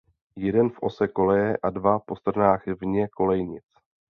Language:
Czech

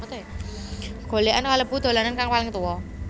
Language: Javanese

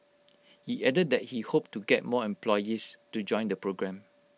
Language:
English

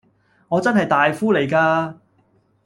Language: Cantonese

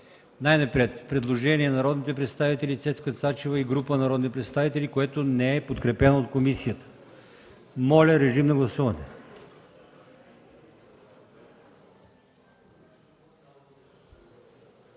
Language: Bulgarian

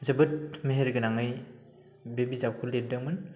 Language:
Bodo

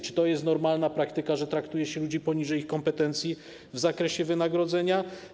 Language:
Polish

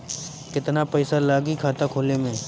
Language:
Bhojpuri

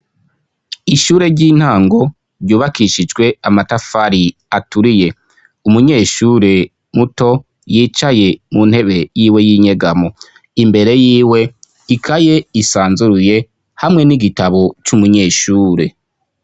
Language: Rundi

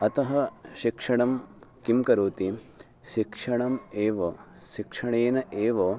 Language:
Sanskrit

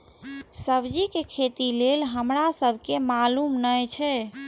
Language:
Maithili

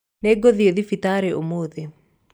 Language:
Kikuyu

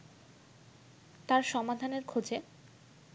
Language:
Bangla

